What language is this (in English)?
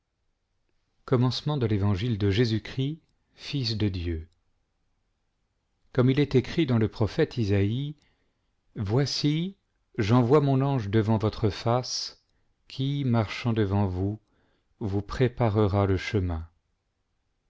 French